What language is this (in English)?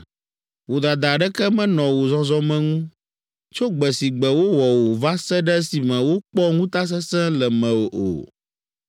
Ewe